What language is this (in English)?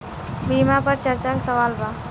Bhojpuri